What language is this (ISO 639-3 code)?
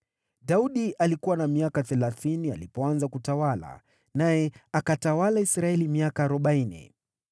swa